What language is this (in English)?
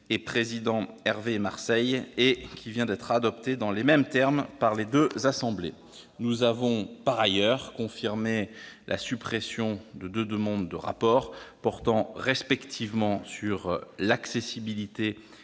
French